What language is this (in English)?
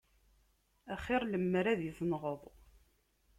Kabyle